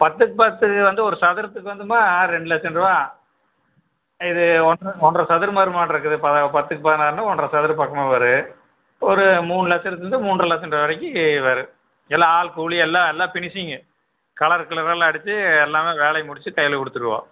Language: Tamil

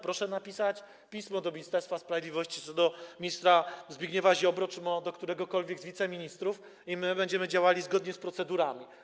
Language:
Polish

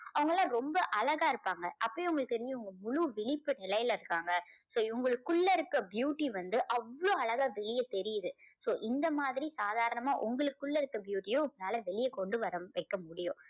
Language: Tamil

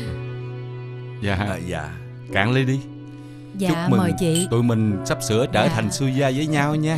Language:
Vietnamese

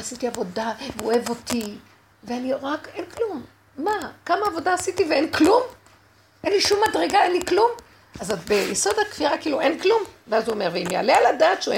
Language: Hebrew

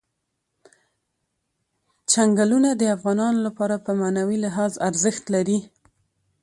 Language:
Pashto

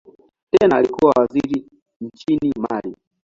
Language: Swahili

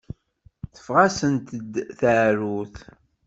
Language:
Kabyle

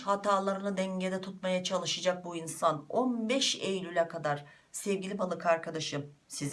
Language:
Turkish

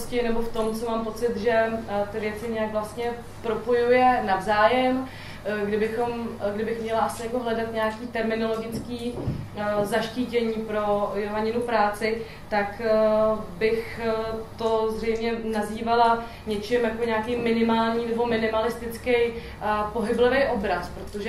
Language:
Czech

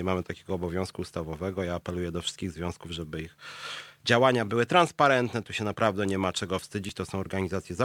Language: Polish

